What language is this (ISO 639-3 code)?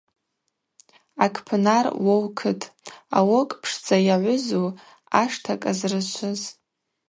abq